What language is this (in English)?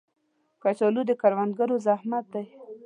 Pashto